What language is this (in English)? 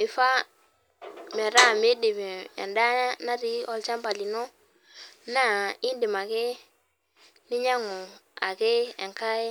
Masai